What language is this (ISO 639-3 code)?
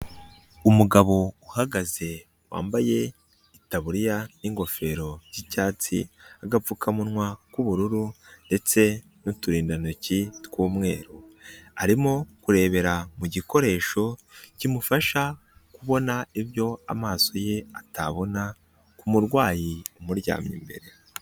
kin